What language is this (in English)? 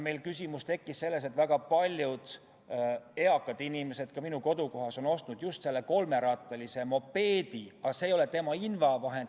Estonian